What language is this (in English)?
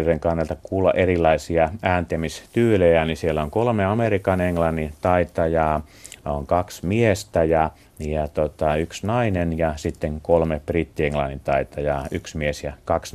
Finnish